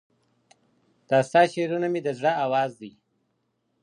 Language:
Pashto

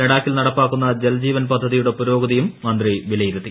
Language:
Malayalam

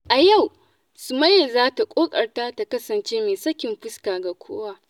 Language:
Hausa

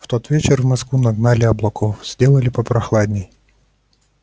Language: Russian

